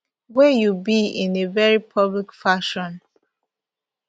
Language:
Nigerian Pidgin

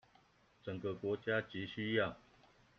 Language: Chinese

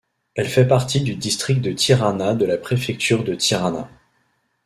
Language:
French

